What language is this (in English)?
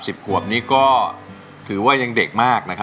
Thai